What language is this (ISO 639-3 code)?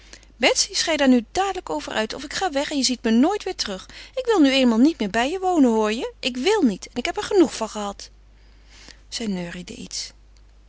nld